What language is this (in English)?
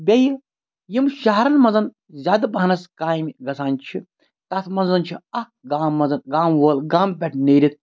Kashmiri